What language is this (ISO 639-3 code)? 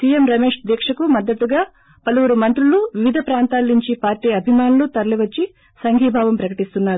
tel